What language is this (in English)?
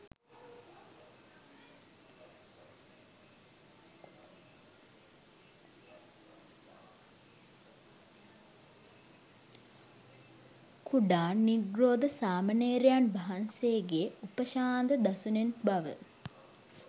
Sinhala